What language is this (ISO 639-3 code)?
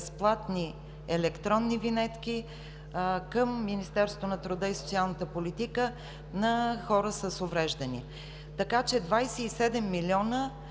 bul